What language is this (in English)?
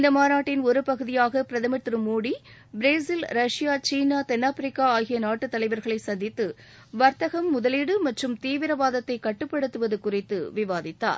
Tamil